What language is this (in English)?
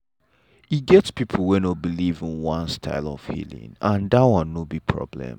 Nigerian Pidgin